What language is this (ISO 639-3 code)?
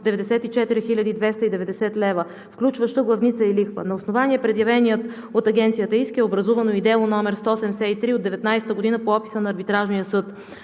bul